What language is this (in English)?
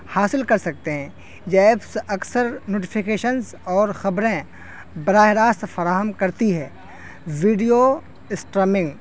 Urdu